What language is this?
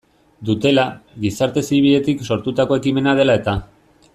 Basque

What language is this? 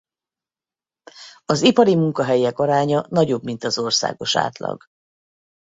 Hungarian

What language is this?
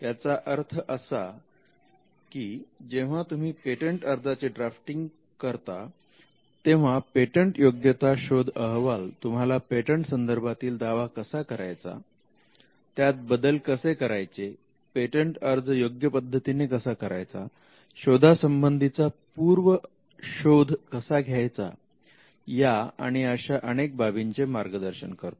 Marathi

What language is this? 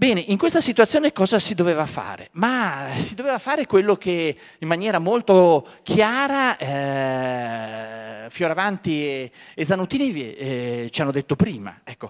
Italian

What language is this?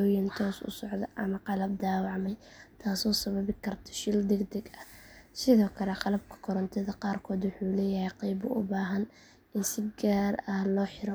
Somali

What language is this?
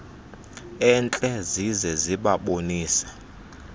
Xhosa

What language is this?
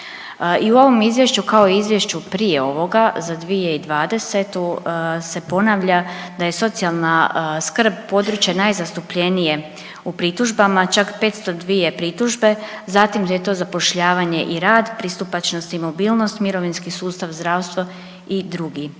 Croatian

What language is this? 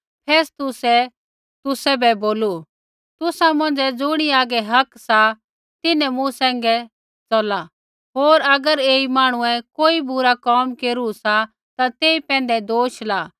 Kullu Pahari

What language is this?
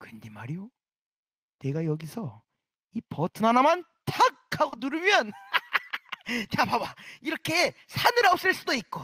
Korean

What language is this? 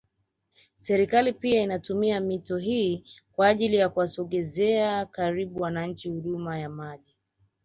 Swahili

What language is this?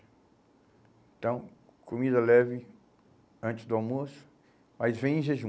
Portuguese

